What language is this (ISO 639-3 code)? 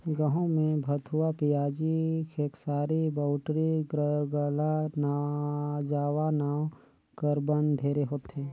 hne